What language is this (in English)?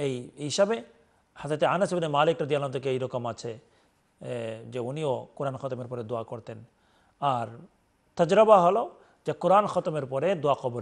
Arabic